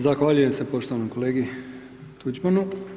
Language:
Croatian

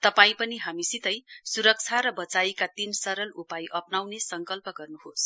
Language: Nepali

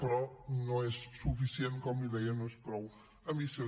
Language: Catalan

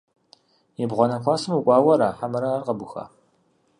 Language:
Kabardian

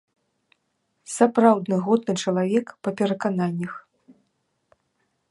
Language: Belarusian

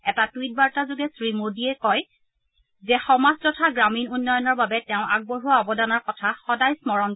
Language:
Assamese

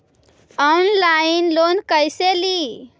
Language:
Magahi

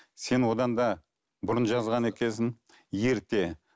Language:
Kazakh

